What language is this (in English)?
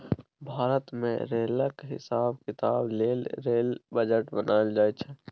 Maithili